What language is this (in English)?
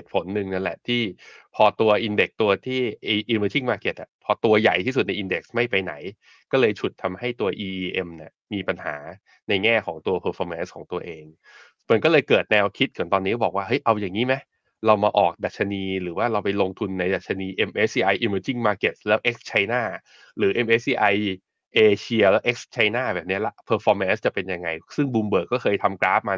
Thai